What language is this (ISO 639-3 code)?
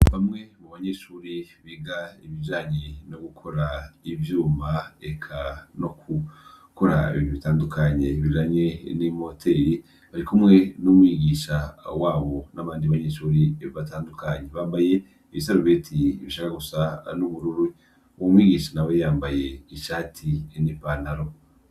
run